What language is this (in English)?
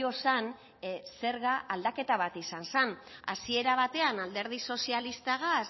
Basque